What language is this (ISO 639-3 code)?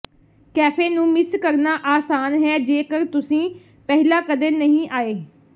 pan